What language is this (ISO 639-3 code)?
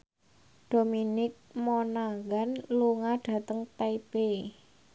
jav